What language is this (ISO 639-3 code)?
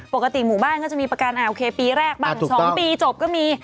tha